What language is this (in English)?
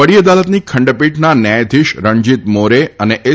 Gujarati